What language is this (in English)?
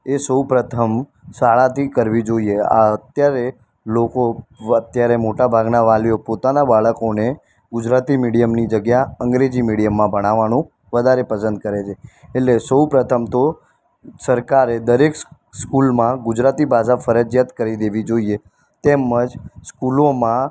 Gujarati